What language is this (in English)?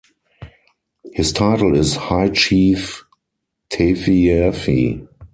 English